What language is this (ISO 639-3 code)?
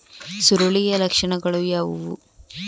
kan